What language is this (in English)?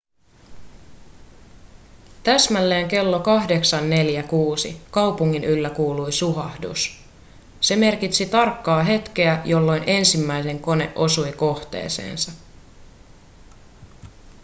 Finnish